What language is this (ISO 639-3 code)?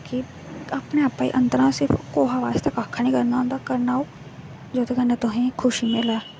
doi